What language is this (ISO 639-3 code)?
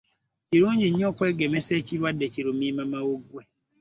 lug